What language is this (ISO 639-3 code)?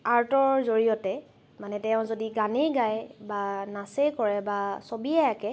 asm